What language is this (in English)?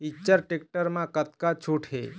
Chhattisgarhi